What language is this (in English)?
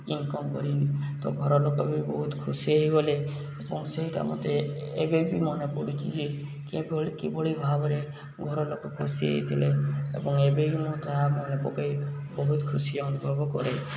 Odia